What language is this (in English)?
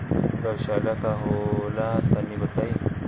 Bhojpuri